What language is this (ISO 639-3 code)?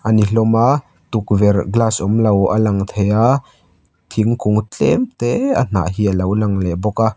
lus